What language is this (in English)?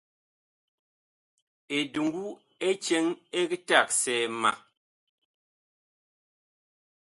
Bakoko